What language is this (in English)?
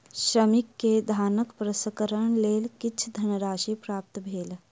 Maithili